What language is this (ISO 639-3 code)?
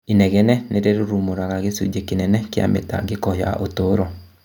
kik